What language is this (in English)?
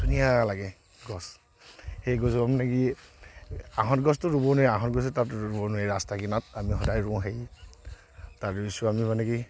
Assamese